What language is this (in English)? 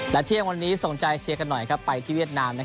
Thai